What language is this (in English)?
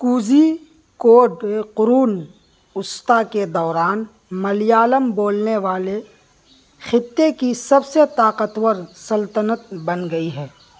Urdu